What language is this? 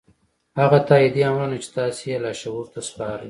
Pashto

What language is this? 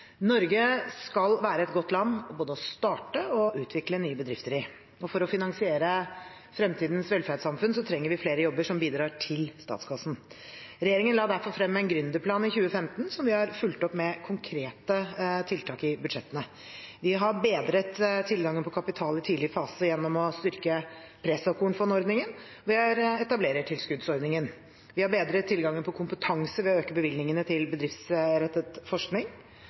Norwegian Bokmål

